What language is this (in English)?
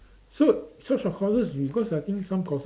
English